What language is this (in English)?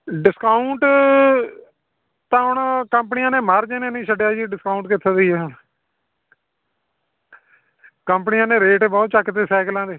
Punjabi